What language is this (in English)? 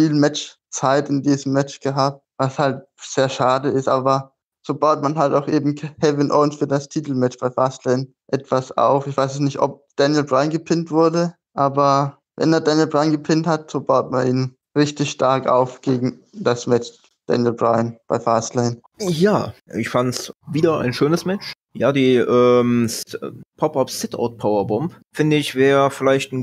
German